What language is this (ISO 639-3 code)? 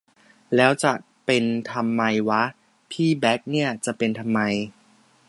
tha